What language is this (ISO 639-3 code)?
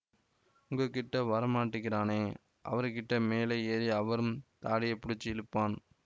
tam